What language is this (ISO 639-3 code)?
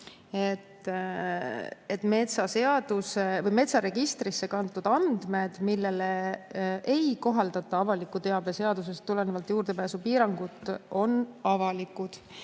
est